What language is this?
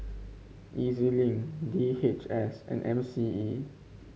English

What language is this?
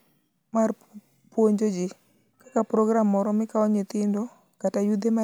Luo (Kenya and Tanzania)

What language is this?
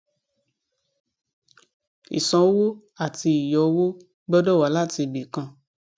Yoruba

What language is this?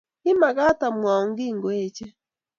Kalenjin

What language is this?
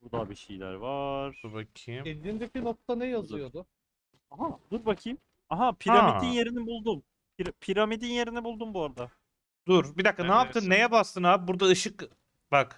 Turkish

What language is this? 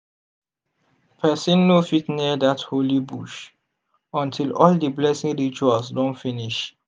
Nigerian Pidgin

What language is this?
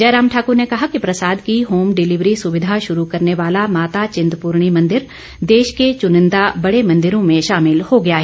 Hindi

